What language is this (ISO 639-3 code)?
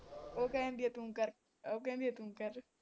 pan